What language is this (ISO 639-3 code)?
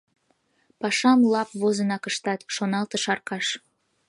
chm